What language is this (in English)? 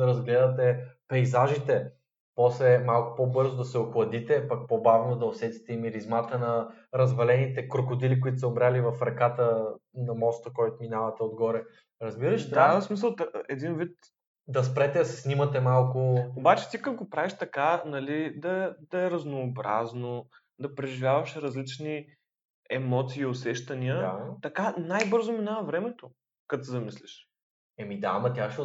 Bulgarian